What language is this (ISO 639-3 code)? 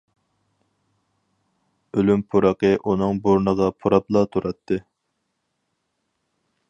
uig